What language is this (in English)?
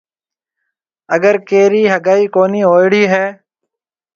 Marwari (Pakistan)